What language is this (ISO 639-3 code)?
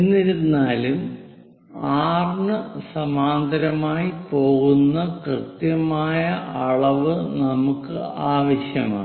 mal